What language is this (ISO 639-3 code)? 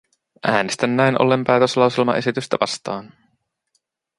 fin